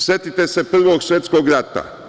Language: Serbian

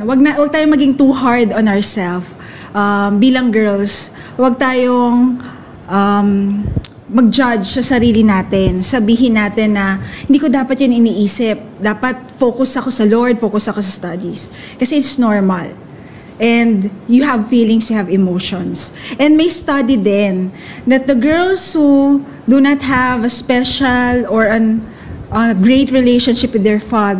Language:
Filipino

